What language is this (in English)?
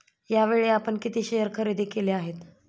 Marathi